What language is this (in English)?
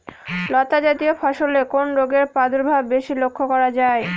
Bangla